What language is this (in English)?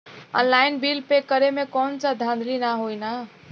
Bhojpuri